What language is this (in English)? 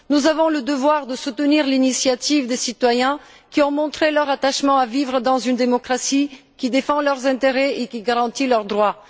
French